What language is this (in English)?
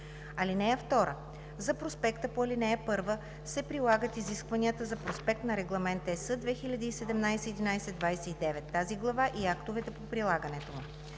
Bulgarian